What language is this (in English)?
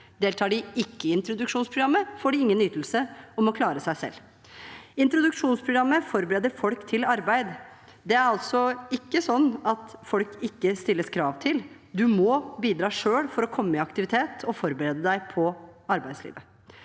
Norwegian